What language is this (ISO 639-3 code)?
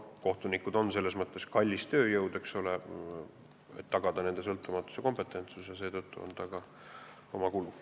est